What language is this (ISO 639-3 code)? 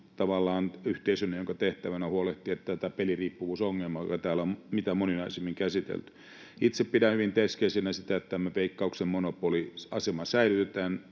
fin